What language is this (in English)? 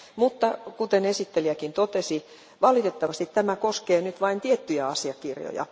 Finnish